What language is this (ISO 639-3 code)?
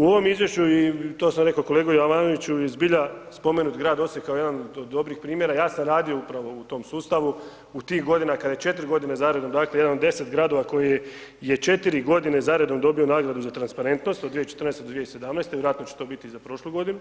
hrv